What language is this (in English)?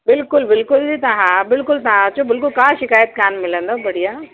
Sindhi